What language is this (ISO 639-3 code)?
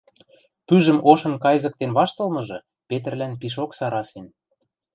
mrj